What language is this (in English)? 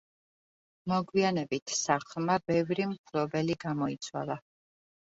Georgian